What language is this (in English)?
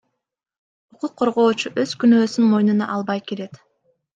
Kyrgyz